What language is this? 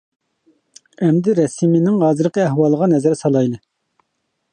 Uyghur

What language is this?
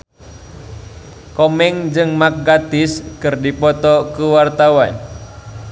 Sundanese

